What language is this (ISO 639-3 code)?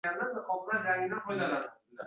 uzb